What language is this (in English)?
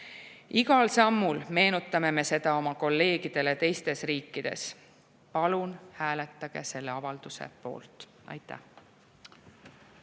Estonian